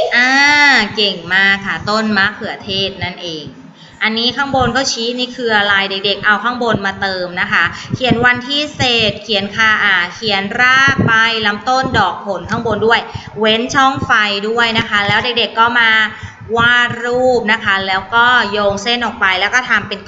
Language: Thai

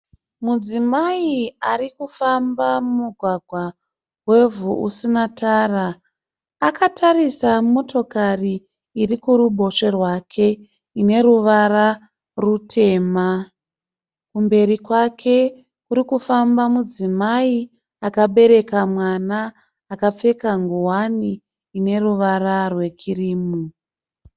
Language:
Shona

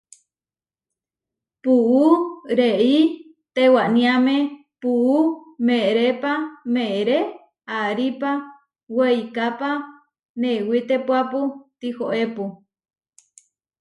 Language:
Huarijio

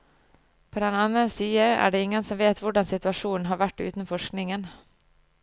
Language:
Norwegian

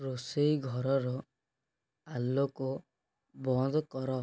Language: Odia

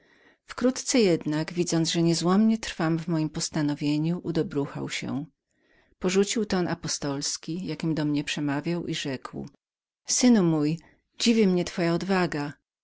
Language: Polish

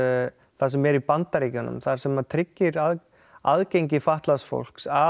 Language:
Icelandic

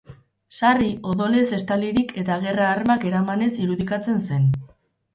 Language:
Basque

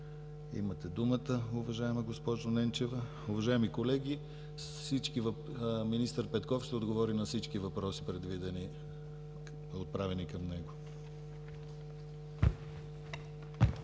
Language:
Bulgarian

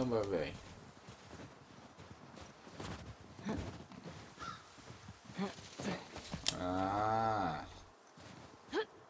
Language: Portuguese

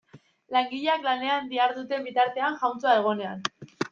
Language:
Basque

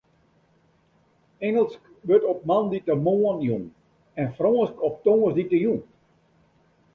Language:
Western Frisian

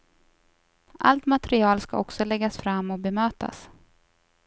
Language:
Swedish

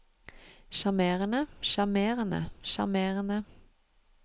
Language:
Norwegian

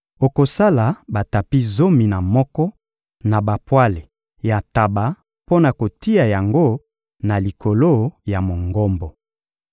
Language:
Lingala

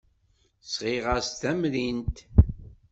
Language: Kabyle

